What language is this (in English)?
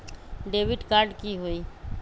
Magahi